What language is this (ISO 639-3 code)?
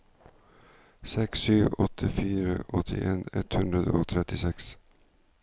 nor